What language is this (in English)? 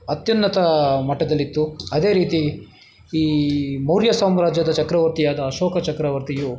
Kannada